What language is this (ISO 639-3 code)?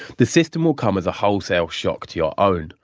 eng